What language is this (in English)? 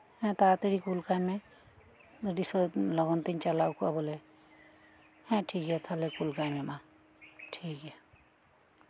Santali